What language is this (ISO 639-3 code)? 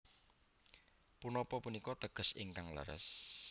jav